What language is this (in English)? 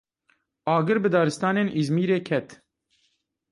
Kurdish